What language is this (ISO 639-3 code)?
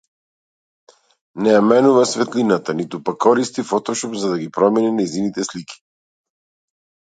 mkd